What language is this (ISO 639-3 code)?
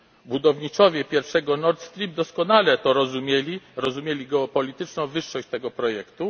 pol